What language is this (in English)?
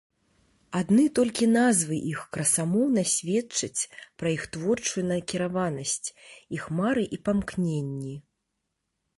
Belarusian